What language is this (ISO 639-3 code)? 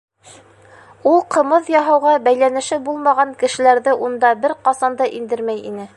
bak